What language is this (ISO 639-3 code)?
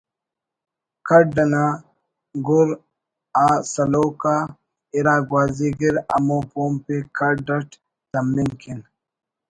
brh